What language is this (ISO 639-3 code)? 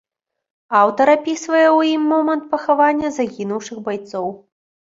bel